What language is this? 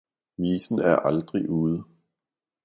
Danish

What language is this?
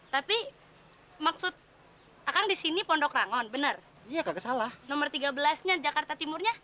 Indonesian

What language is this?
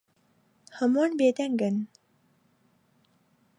Central Kurdish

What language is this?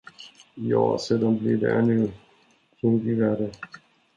Swedish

